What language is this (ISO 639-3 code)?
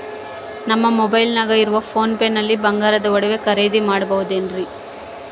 kan